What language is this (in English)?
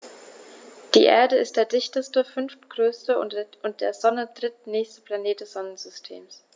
German